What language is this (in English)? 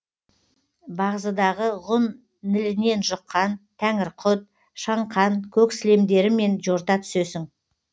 Kazakh